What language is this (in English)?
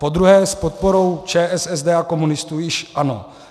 Czech